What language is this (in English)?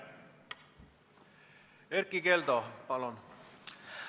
Estonian